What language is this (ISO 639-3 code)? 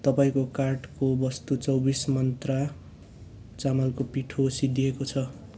nep